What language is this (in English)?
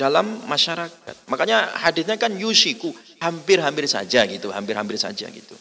Indonesian